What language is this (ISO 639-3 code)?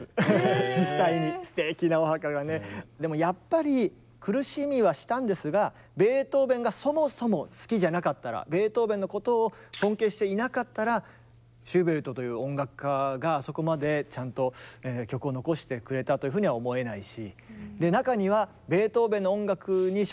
jpn